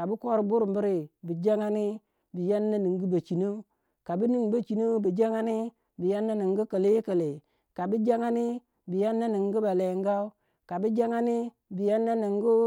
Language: Waja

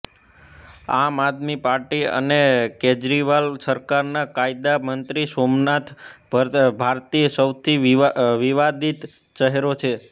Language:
Gujarati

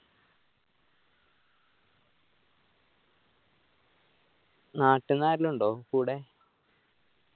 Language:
Malayalam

